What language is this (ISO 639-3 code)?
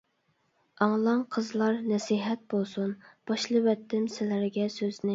uig